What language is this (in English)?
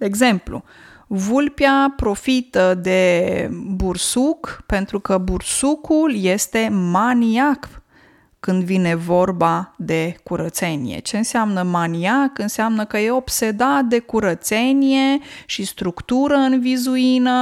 Romanian